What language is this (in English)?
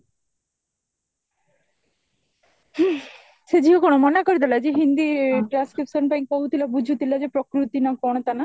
Odia